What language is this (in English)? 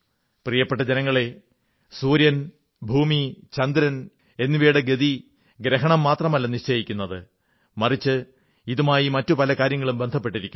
Malayalam